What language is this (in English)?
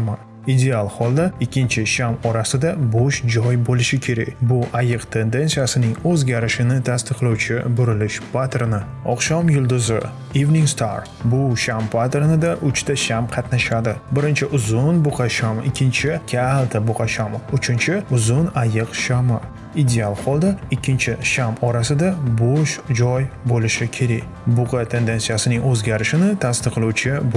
Uzbek